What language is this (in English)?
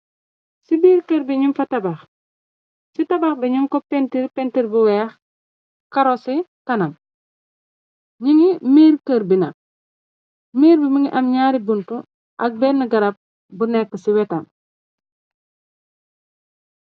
Wolof